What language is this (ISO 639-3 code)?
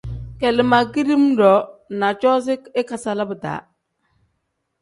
kdh